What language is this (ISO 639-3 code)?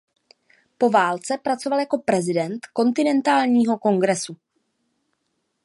ces